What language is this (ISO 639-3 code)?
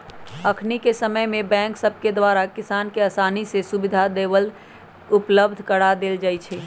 mag